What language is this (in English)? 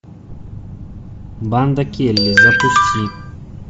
Russian